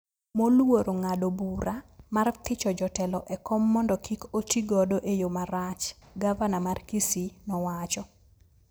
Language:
Luo (Kenya and Tanzania)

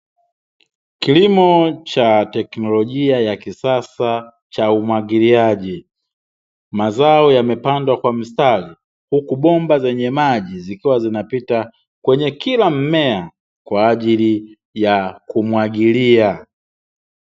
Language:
Swahili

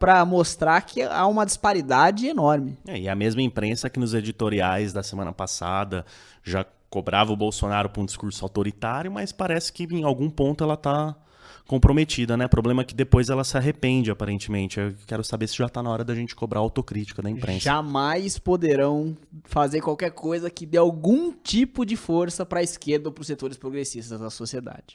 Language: Portuguese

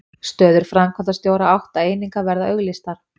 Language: Icelandic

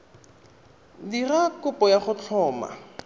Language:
Tswana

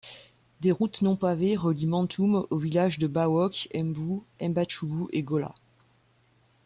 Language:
French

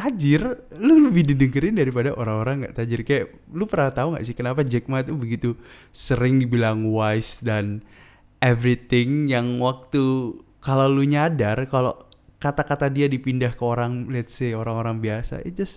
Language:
Indonesian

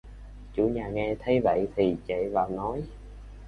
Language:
Vietnamese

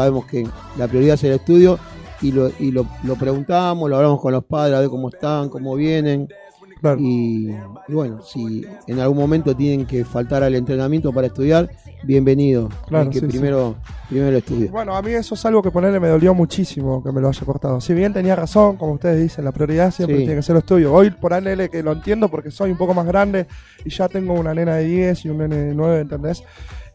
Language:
Spanish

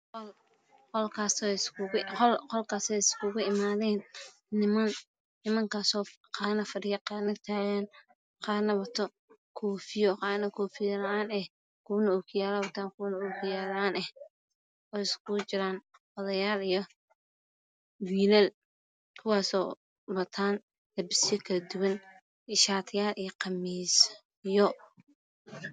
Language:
Somali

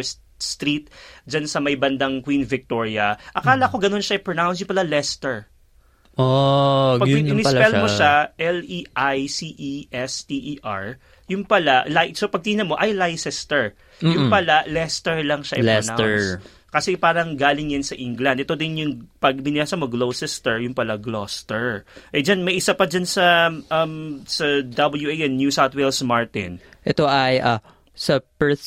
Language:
Filipino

